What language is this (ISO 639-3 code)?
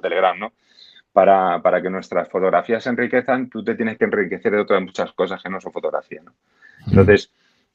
spa